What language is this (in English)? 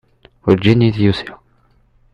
Kabyle